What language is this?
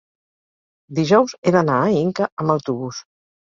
Catalan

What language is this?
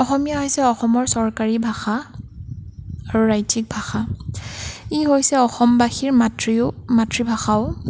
Assamese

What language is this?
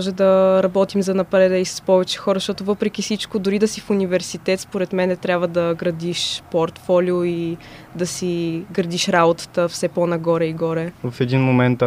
Bulgarian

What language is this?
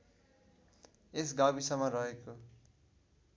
Nepali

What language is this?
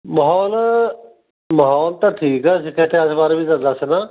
Punjabi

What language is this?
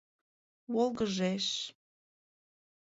Mari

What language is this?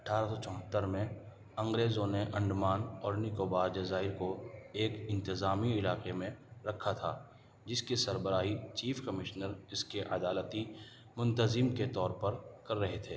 Urdu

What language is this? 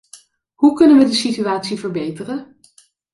Dutch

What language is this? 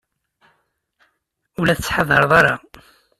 Kabyle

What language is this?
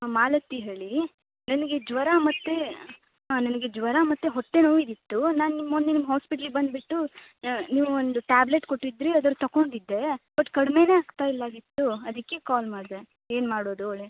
Kannada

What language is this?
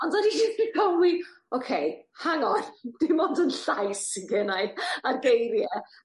Welsh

